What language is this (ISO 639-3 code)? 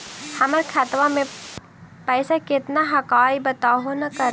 mag